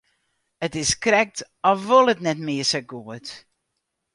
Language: Western Frisian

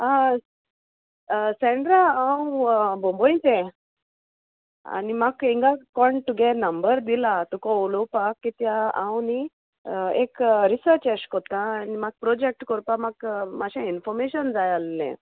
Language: Konkani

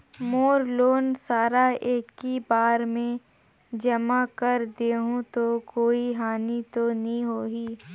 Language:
Chhattisgarhi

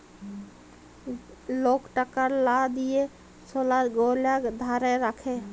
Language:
Bangla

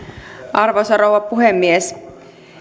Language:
Finnish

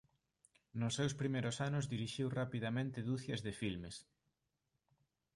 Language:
Galician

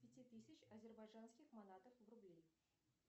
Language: Russian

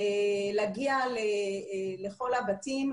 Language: Hebrew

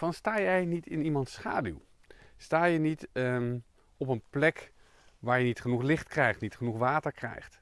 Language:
Dutch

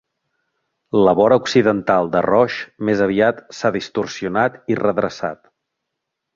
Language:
Catalan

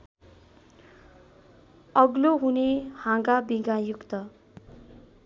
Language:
Nepali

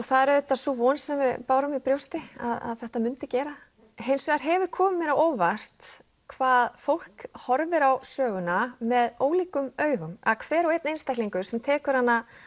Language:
Icelandic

